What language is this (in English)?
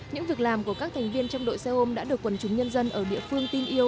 Vietnamese